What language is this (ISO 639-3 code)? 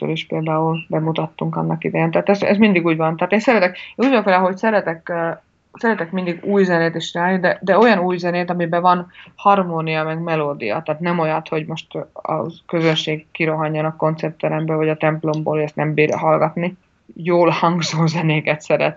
hun